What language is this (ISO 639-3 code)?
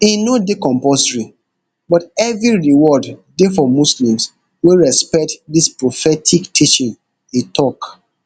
pcm